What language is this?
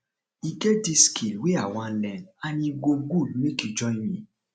Nigerian Pidgin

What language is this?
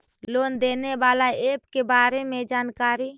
Magahi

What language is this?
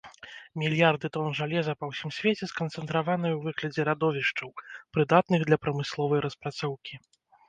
Belarusian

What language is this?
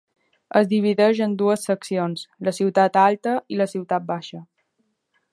Catalan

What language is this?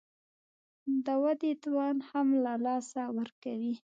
Pashto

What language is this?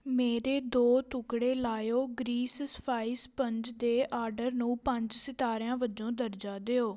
Punjabi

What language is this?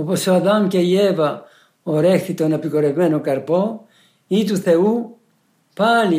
Greek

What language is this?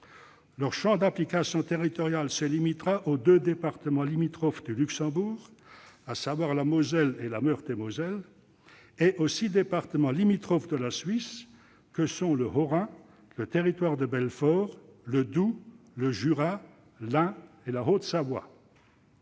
French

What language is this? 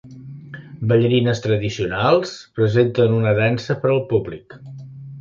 Catalan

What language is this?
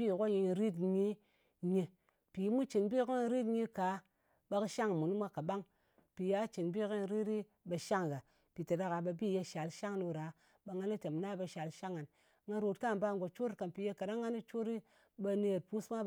Ngas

